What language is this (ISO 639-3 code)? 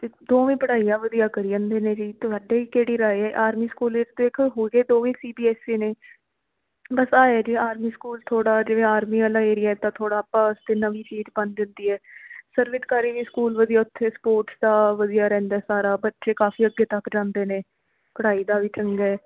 pan